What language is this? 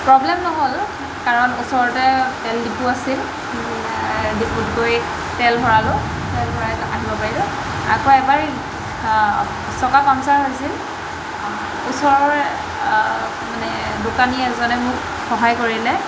Assamese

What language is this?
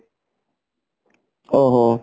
Odia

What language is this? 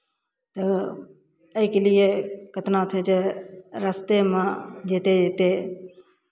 Maithili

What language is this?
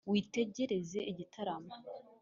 Kinyarwanda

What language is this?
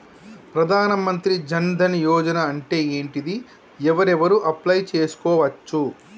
Telugu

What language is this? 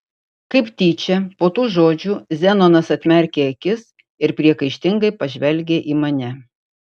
Lithuanian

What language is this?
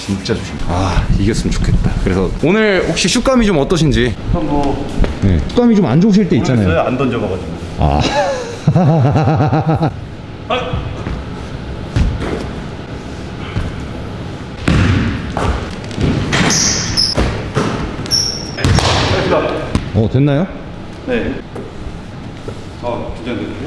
Korean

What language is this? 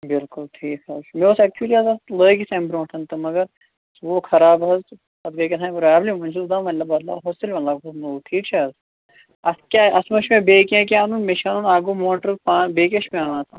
Kashmiri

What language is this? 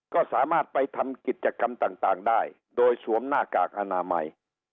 Thai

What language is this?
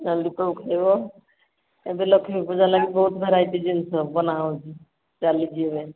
Odia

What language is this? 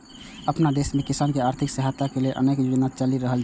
Maithili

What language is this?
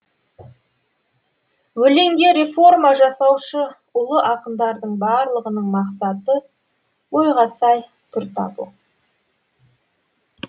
Kazakh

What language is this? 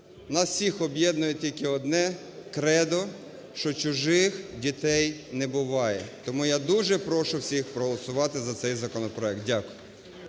Ukrainian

